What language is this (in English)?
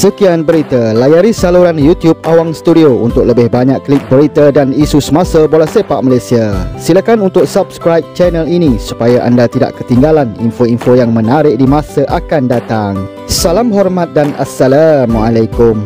Malay